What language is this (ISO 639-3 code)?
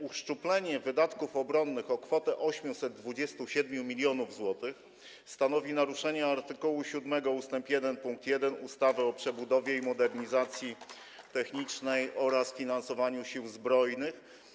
pol